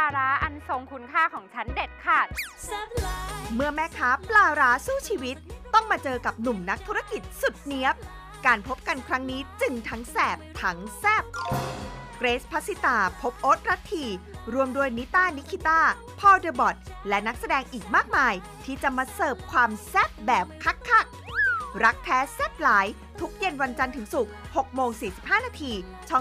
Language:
Thai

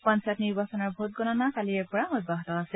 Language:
Assamese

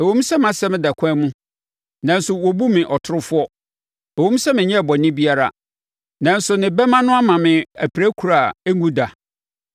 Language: Akan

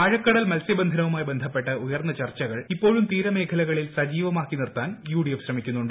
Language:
Malayalam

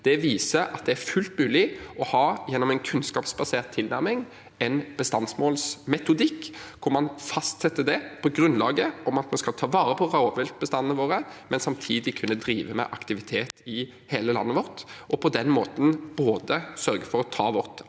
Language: Norwegian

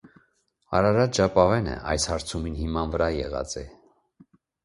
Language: Armenian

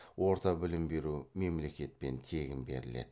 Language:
Kazakh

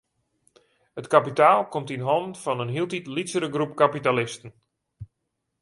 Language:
Western Frisian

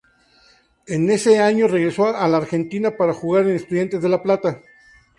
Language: Spanish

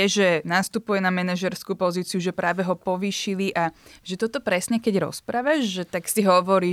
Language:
Slovak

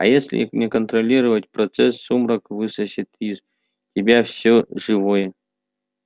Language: Russian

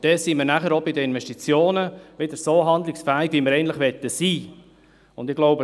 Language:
Swiss German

